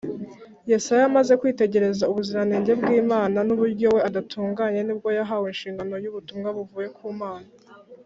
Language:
Kinyarwanda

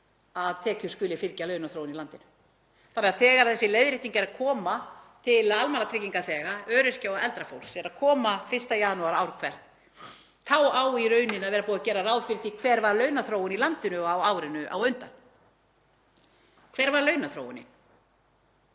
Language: Icelandic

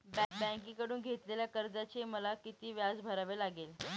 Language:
Marathi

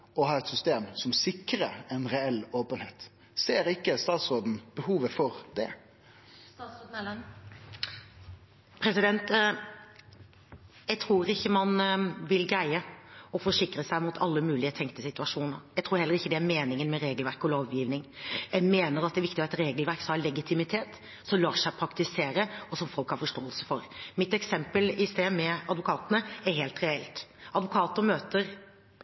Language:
Norwegian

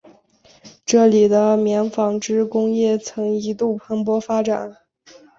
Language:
Chinese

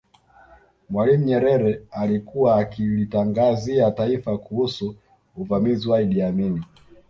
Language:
Swahili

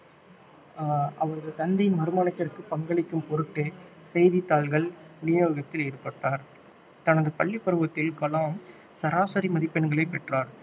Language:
Tamil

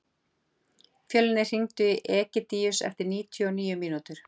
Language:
Icelandic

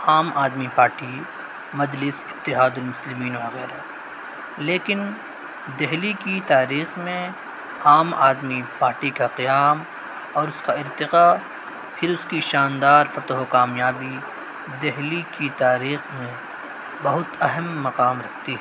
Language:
Urdu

